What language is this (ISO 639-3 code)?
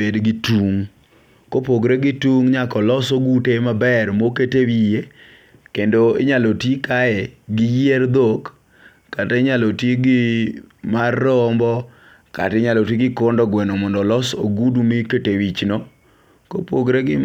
luo